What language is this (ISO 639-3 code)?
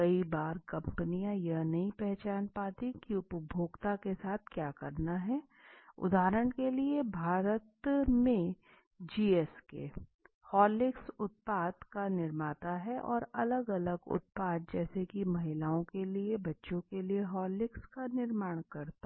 hin